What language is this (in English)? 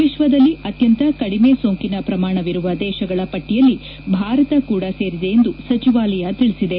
Kannada